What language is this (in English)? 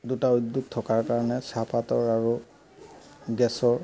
Assamese